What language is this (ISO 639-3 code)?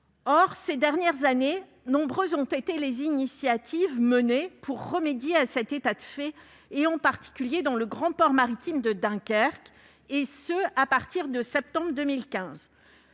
fra